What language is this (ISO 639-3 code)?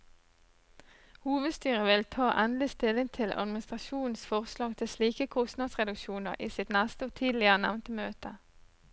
nor